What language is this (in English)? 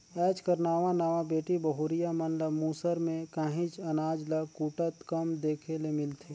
Chhattisgarhi